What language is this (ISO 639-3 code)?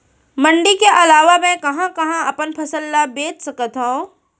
hne